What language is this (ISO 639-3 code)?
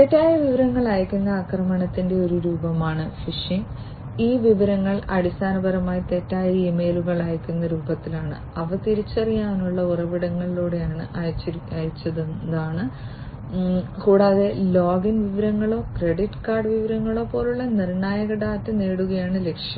mal